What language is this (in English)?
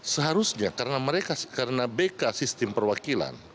Indonesian